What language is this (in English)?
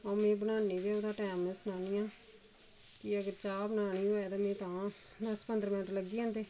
Dogri